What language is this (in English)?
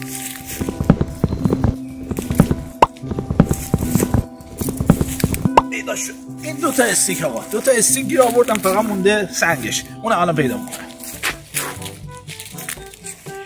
Persian